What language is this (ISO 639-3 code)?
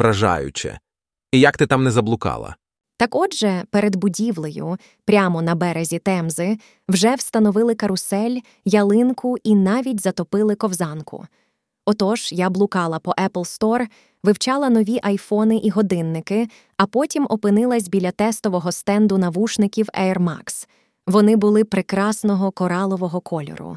ukr